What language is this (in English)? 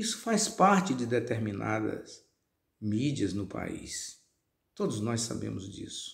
Portuguese